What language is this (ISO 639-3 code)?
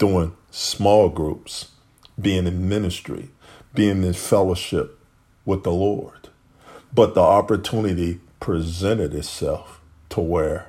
eng